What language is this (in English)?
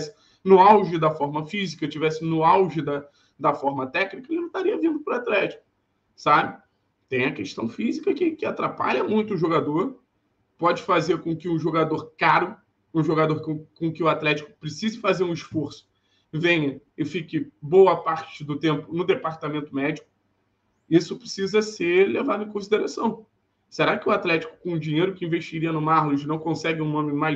Portuguese